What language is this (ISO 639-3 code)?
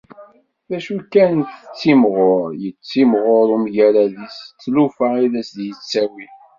kab